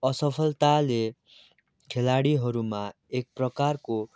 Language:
Nepali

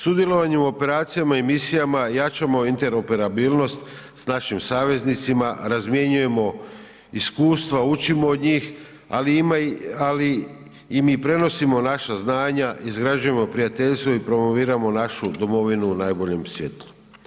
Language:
Croatian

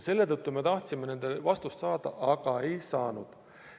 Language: Estonian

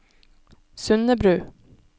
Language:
Norwegian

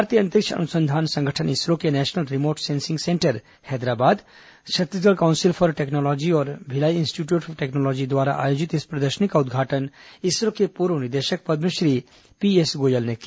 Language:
Hindi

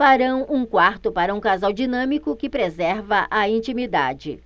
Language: Portuguese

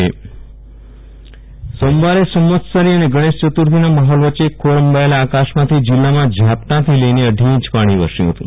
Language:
Gujarati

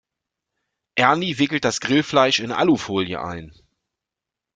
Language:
German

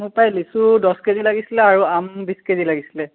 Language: Assamese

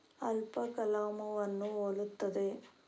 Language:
Kannada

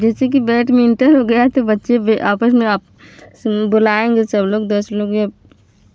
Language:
Hindi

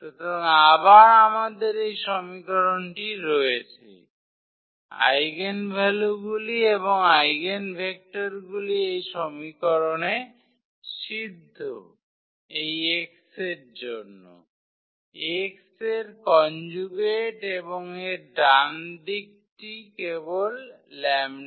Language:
Bangla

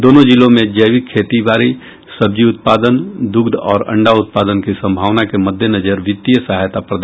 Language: Hindi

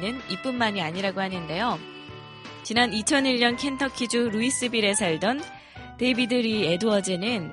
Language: Korean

